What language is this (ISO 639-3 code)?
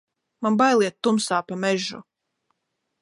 lav